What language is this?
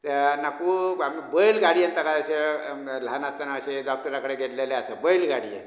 Konkani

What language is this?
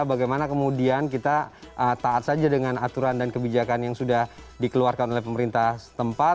Indonesian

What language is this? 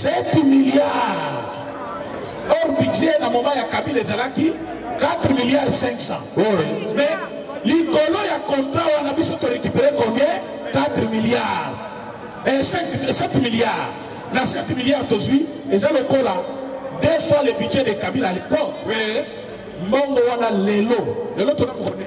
French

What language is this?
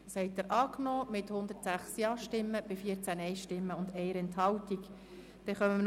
Swiss German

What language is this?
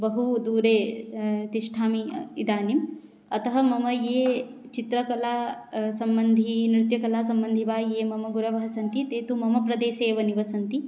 Sanskrit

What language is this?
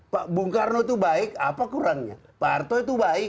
Indonesian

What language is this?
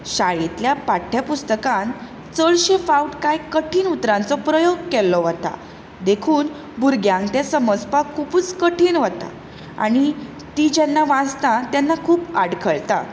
Konkani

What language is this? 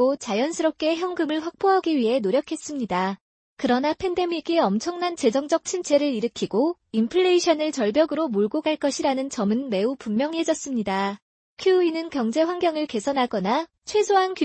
Korean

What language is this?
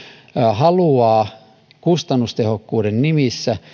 Finnish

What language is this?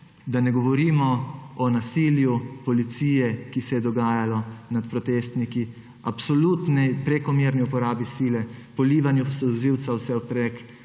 Slovenian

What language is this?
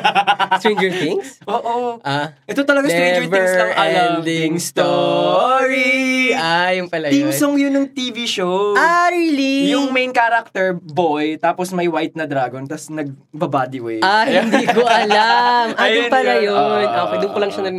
Filipino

